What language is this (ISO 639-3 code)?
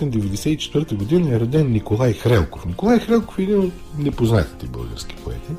bul